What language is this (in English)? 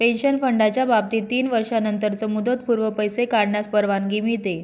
Marathi